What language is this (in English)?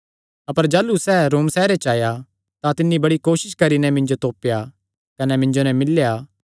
Kangri